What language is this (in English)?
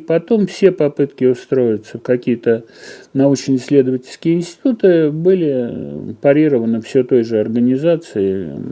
Russian